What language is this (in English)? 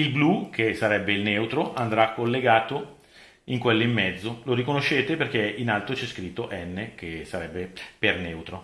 Italian